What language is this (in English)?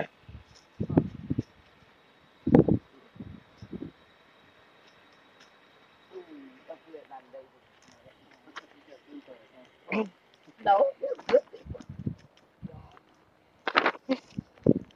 English